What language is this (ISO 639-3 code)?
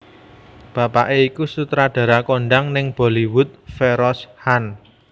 jav